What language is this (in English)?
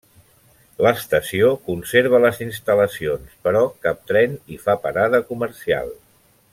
Catalan